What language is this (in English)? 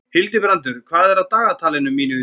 Icelandic